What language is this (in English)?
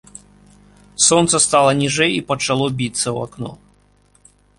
Belarusian